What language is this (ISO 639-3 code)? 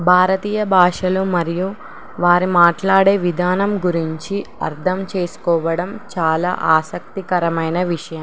tel